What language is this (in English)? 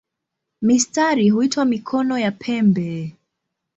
Swahili